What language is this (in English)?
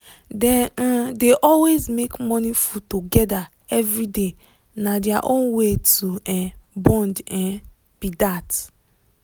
Nigerian Pidgin